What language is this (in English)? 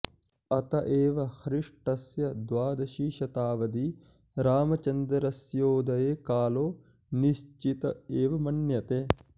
Sanskrit